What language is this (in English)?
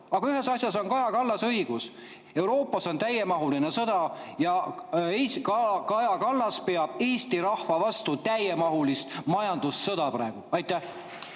Estonian